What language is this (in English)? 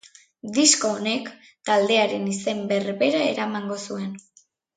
Basque